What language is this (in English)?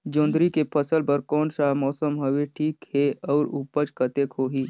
Chhattisgarhi